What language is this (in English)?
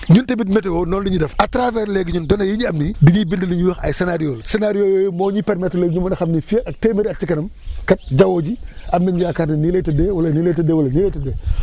Wolof